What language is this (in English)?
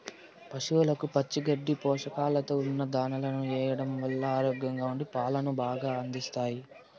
Telugu